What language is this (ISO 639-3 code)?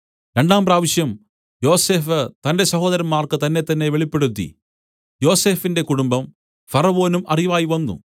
mal